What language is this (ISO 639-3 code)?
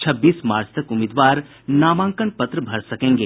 hin